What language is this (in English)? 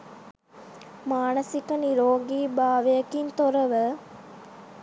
Sinhala